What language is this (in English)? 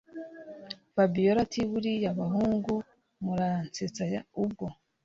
Kinyarwanda